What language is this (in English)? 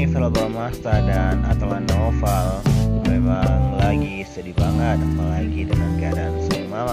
Indonesian